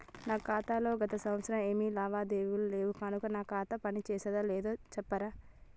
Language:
Telugu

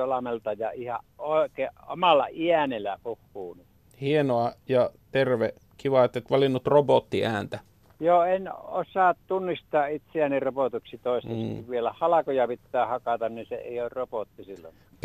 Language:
Finnish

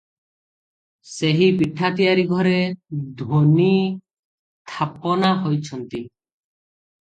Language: Odia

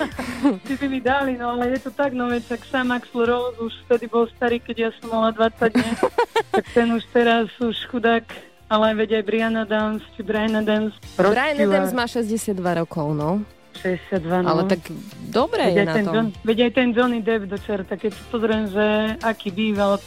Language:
Slovak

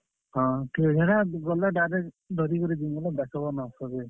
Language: Odia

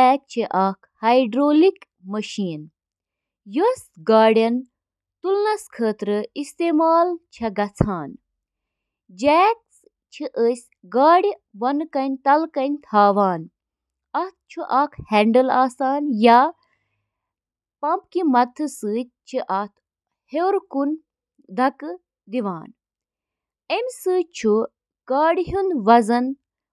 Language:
Kashmiri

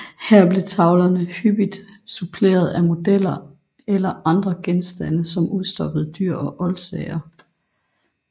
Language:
Danish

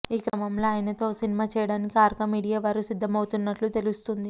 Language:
Telugu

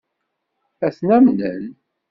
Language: Kabyle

